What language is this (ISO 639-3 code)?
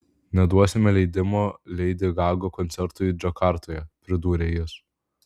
lit